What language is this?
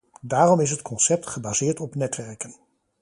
Dutch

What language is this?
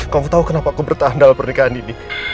Indonesian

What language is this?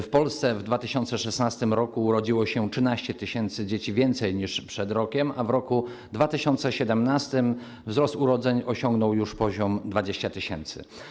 Polish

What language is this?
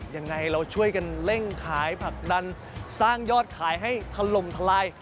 Thai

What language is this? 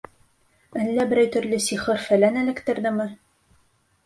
Bashkir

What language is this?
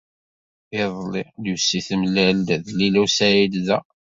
Kabyle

